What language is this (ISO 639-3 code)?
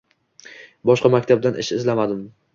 uzb